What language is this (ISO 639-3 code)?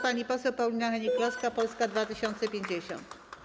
pol